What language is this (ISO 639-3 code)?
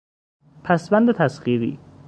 fas